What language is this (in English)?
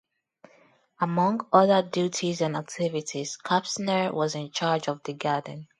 English